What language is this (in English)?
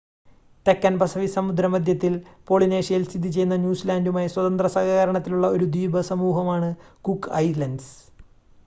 Malayalam